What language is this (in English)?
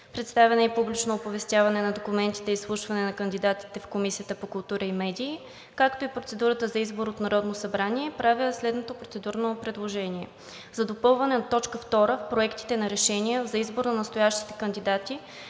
Bulgarian